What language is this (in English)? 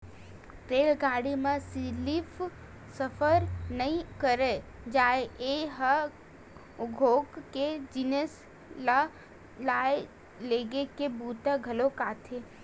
Chhattisgarhi